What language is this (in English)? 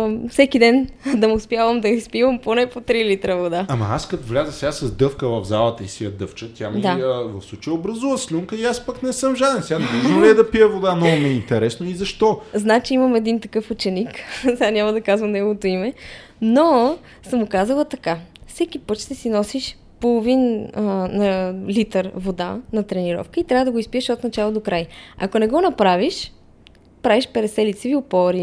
Bulgarian